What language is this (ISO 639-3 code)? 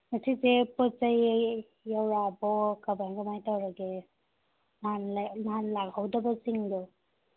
mni